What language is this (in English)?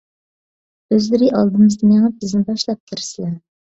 Uyghur